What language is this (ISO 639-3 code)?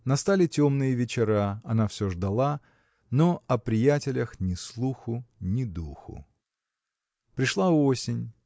rus